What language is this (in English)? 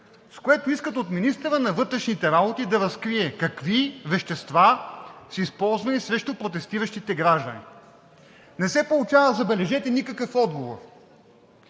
Bulgarian